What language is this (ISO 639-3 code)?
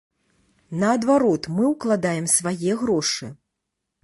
bel